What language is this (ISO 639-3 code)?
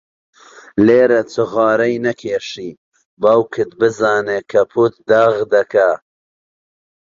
ckb